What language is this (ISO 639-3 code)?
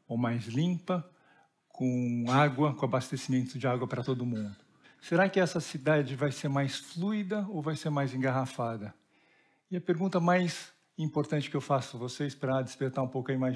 por